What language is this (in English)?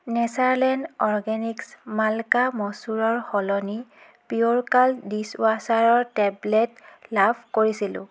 Assamese